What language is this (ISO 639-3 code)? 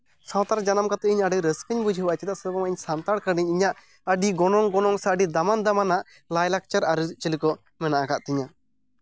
sat